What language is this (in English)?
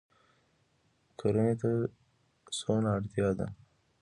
Pashto